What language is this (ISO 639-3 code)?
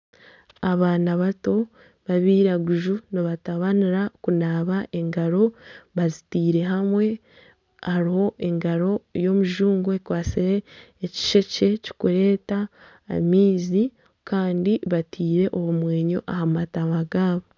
nyn